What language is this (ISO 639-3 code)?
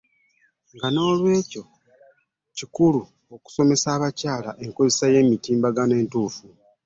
lug